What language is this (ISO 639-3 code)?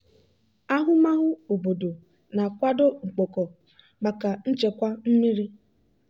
ibo